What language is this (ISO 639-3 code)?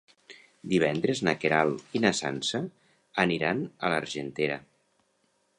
cat